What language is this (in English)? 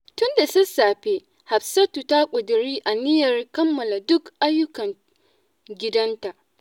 Hausa